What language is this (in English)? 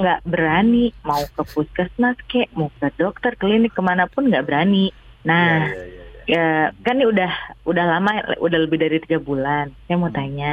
Indonesian